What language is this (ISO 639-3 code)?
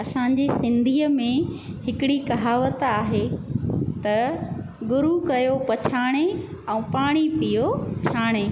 snd